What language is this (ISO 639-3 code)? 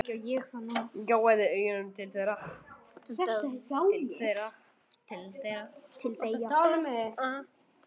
isl